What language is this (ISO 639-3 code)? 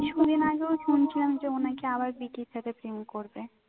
ben